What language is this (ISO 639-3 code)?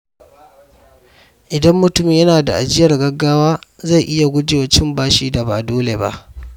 hau